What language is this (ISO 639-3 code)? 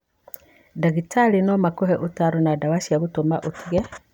kik